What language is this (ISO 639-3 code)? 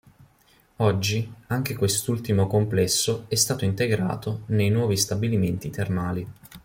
ita